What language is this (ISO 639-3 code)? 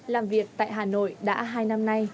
vie